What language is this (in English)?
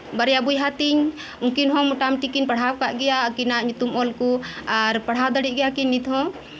Santali